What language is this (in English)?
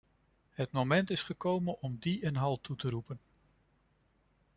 Dutch